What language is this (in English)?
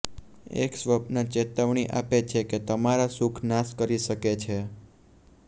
Gujarati